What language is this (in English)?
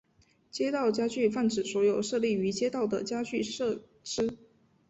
Chinese